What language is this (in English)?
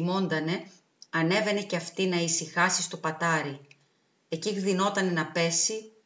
Greek